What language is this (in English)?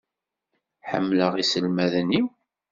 Kabyle